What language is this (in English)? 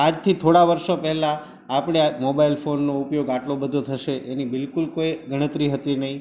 Gujarati